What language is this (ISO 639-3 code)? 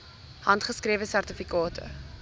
afr